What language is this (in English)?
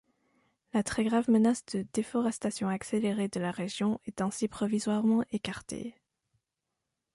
French